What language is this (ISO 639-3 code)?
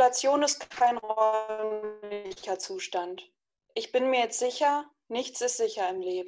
deu